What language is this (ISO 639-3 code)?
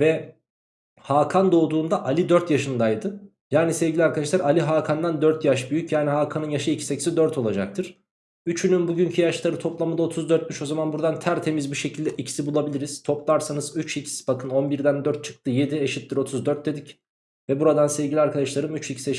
tur